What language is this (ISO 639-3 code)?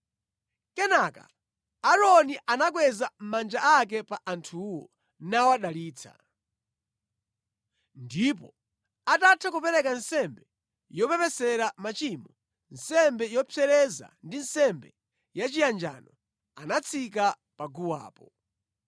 nya